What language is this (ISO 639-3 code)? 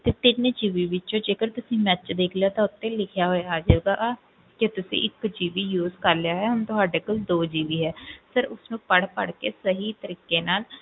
pan